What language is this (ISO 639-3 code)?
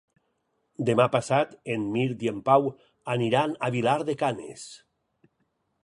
cat